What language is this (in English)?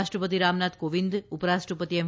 Gujarati